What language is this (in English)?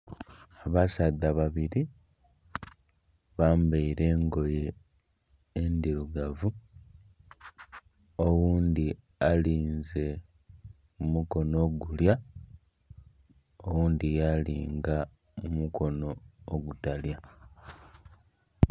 Soga